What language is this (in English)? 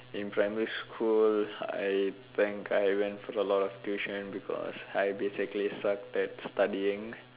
English